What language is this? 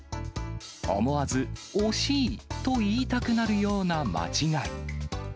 Japanese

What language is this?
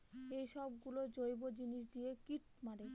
Bangla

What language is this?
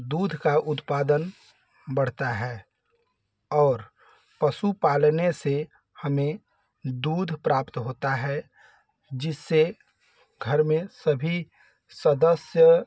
Hindi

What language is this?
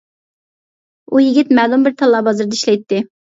Uyghur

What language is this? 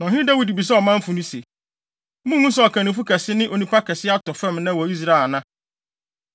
Akan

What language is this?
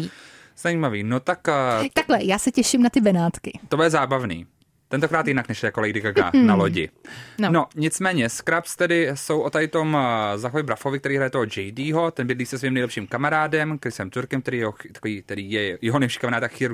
Czech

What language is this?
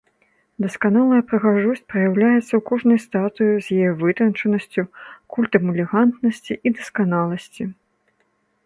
Belarusian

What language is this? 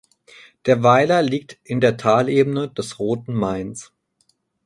German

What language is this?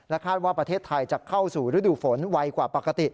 Thai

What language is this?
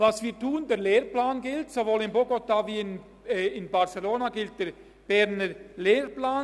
Swiss German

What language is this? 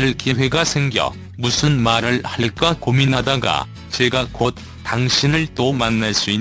Korean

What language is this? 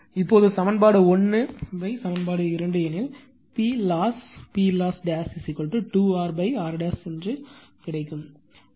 Tamil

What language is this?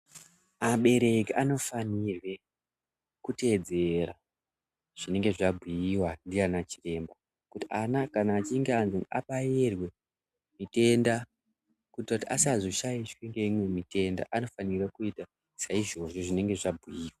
Ndau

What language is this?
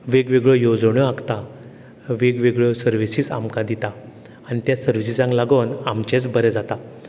Konkani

